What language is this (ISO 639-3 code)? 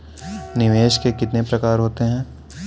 hin